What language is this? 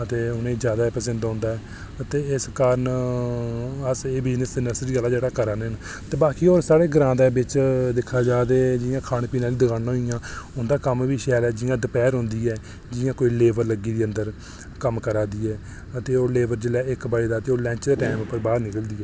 Dogri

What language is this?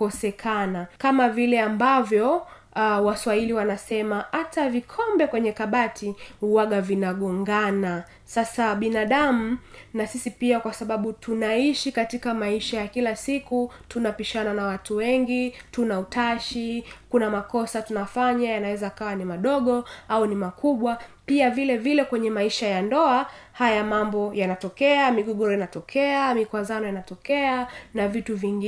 Swahili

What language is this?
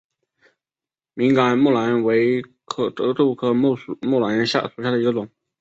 Chinese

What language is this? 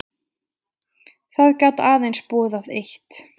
Icelandic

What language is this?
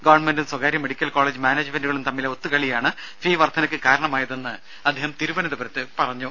Malayalam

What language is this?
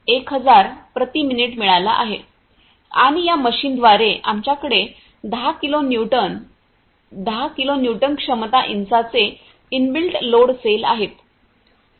Marathi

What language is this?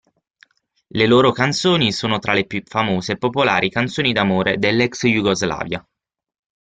Italian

